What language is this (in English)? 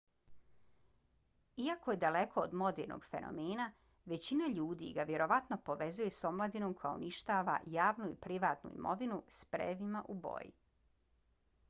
Bosnian